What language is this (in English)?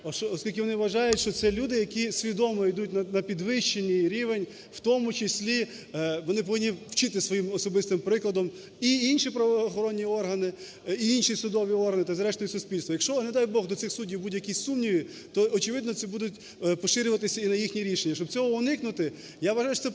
Ukrainian